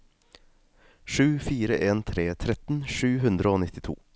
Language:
Norwegian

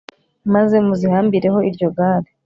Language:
Kinyarwanda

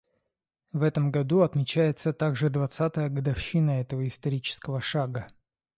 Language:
Russian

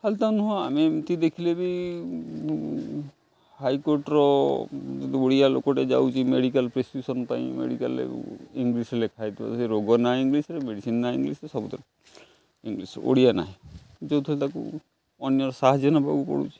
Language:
Odia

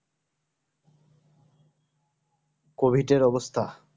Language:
Bangla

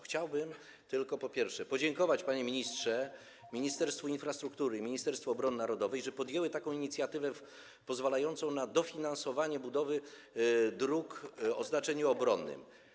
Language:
Polish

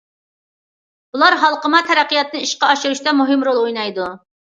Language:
Uyghur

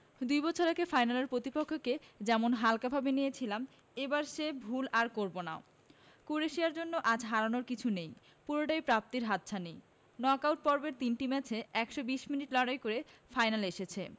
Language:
Bangla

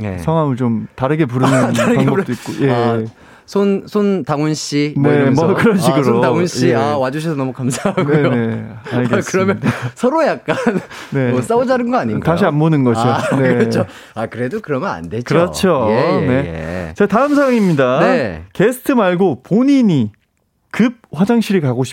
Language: Korean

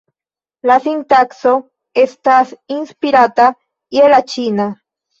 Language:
Esperanto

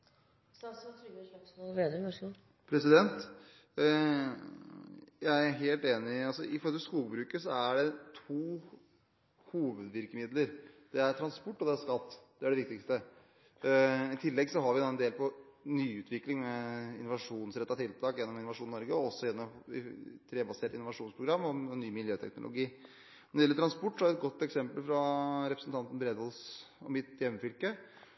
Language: Norwegian Bokmål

